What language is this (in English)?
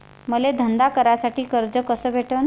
Marathi